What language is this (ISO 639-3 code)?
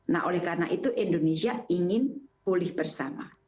ind